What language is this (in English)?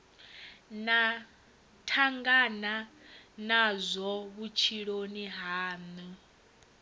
Venda